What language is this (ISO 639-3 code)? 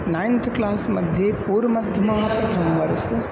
san